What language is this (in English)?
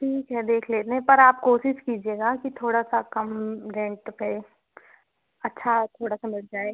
Hindi